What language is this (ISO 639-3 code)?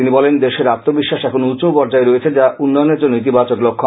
ben